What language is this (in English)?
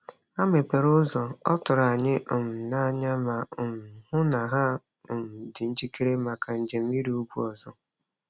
Igbo